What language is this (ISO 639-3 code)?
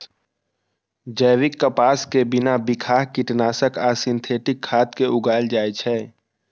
mai